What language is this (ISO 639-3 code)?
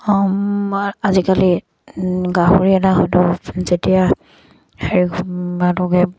asm